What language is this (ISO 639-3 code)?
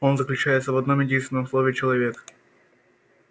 rus